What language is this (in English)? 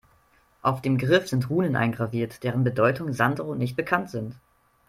German